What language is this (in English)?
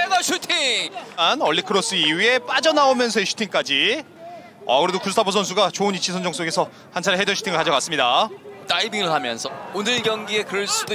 Korean